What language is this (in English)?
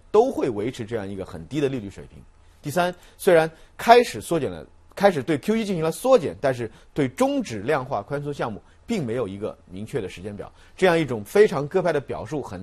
Chinese